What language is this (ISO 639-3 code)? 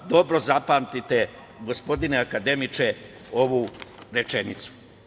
srp